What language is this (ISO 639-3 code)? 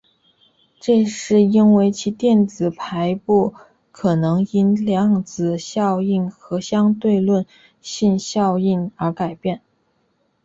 zho